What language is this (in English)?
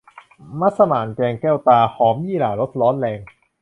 Thai